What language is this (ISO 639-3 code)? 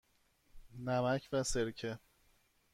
fas